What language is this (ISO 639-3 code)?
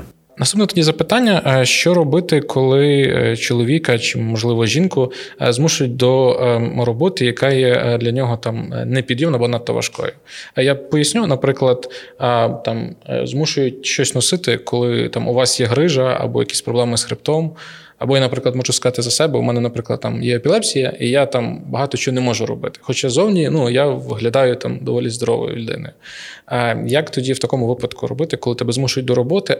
ukr